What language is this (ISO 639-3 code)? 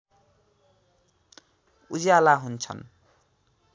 nep